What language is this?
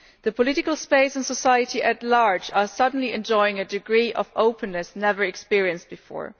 English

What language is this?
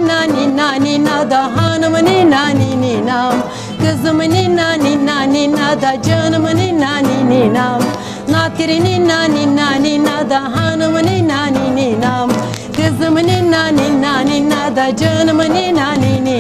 Turkish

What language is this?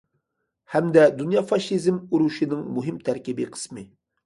Uyghur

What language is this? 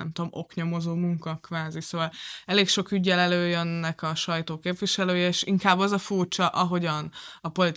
Hungarian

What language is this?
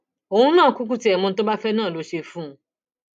Yoruba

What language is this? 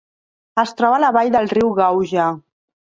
Catalan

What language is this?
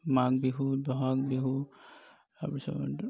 Assamese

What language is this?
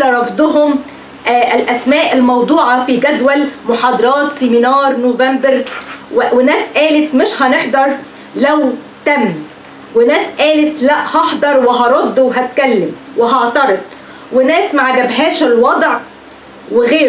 Arabic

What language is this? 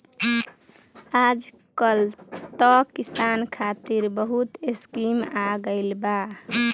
Bhojpuri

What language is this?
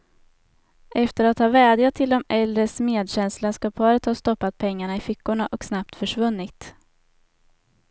Swedish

